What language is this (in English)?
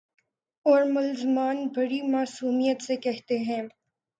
Urdu